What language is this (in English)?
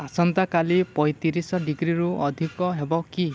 Odia